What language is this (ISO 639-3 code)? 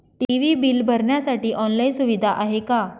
mar